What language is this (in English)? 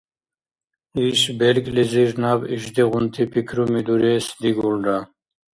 Dargwa